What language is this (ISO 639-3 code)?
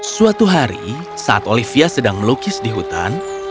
ind